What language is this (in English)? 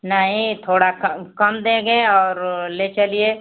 Hindi